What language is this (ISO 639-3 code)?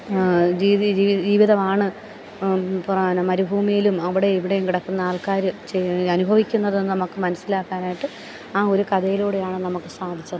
mal